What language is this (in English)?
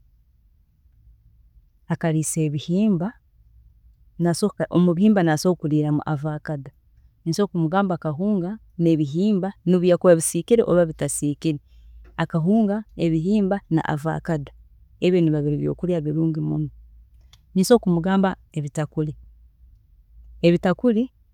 Tooro